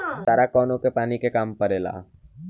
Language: Bhojpuri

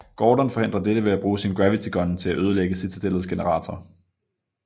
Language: Danish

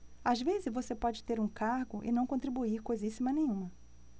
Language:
Portuguese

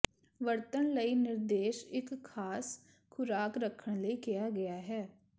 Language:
Punjabi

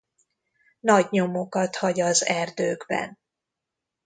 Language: Hungarian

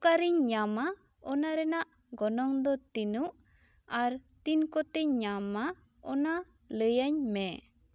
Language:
Santali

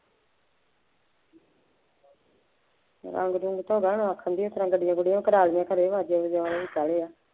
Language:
Punjabi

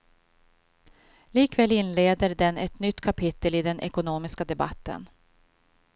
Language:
Swedish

